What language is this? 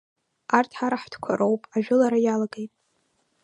Abkhazian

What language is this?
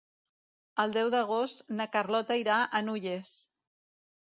Catalan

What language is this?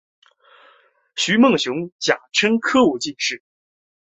Chinese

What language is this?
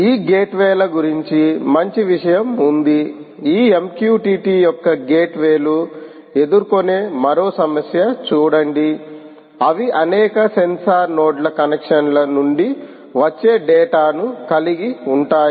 Telugu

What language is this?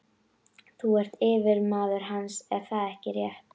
Icelandic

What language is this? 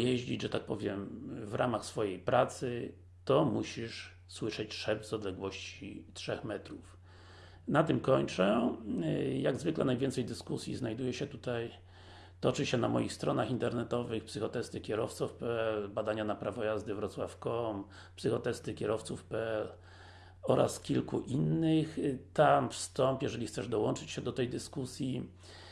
Polish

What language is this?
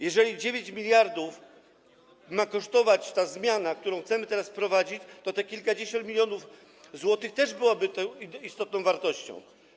Polish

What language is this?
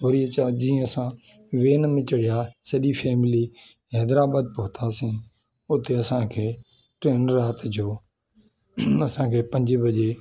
Sindhi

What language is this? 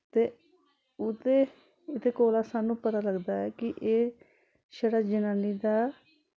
Dogri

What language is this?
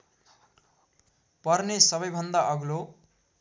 Nepali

